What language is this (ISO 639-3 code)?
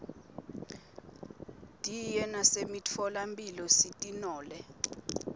ssw